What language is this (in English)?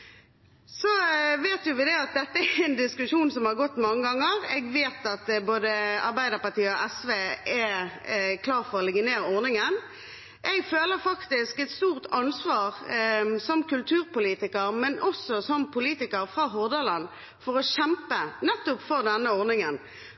Norwegian Bokmål